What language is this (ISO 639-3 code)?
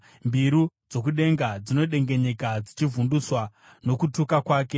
sna